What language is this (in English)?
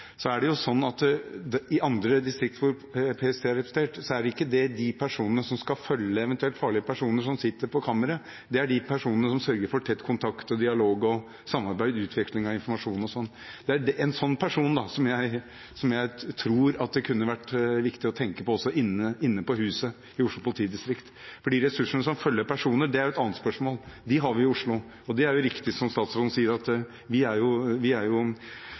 Norwegian Bokmål